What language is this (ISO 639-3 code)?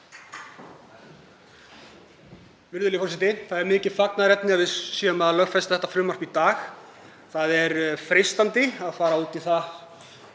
isl